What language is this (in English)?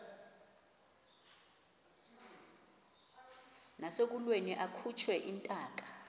Xhosa